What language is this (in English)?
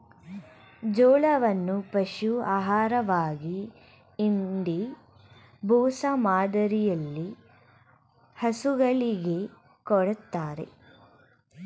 Kannada